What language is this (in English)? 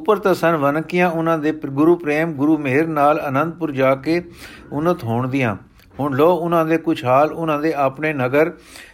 Punjabi